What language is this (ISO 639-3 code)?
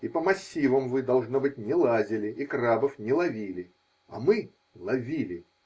rus